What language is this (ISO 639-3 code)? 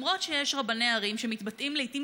heb